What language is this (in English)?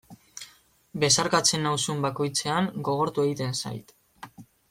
Basque